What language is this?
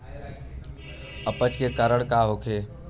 Bhojpuri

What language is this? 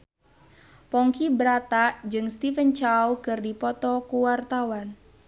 Sundanese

